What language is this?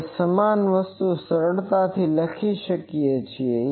Gujarati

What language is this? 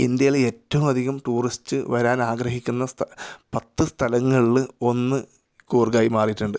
Malayalam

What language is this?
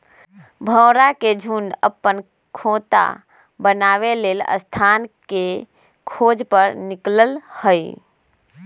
Magahi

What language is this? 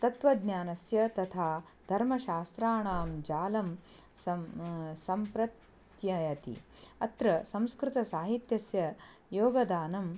Sanskrit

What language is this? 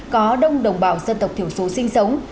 Vietnamese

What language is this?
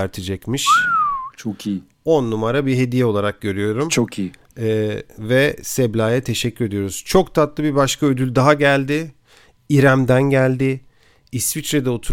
Turkish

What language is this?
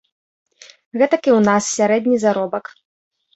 Belarusian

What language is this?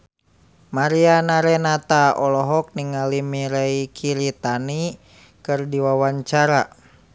Sundanese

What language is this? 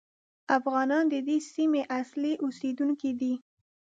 Pashto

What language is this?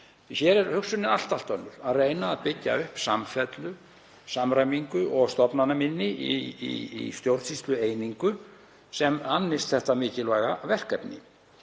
Icelandic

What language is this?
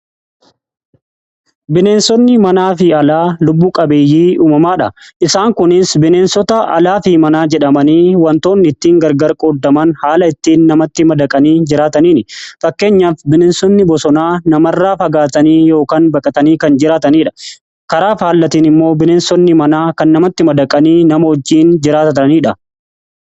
Oromo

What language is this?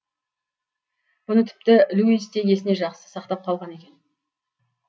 Kazakh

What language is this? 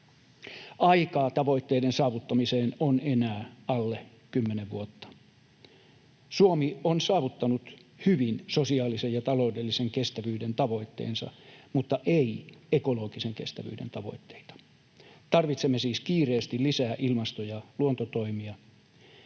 Finnish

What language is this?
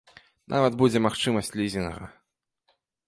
Belarusian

